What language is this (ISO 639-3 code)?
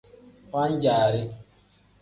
kdh